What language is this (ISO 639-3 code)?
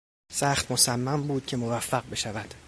fas